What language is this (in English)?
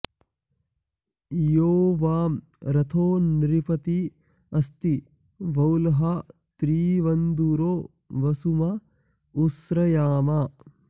Sanskrit